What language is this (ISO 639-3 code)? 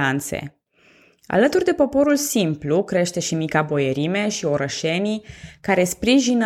ron